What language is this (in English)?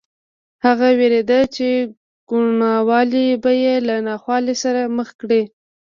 Pashto